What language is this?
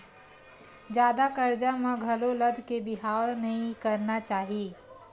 Chhattisgarhi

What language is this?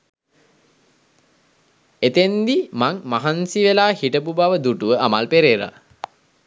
Sinhala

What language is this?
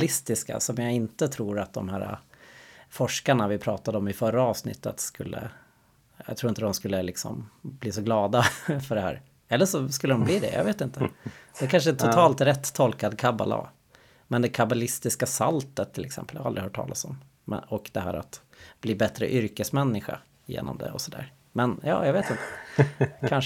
Swedish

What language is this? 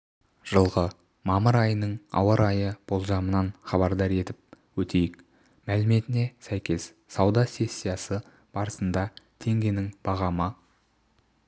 Kazakh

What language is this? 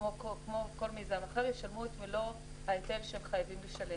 Hebrew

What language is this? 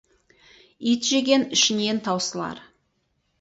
Kazakh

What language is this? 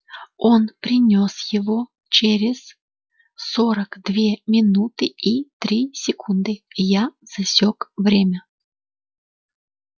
Russian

